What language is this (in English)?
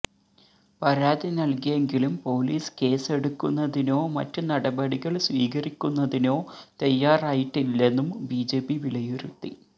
Malayalam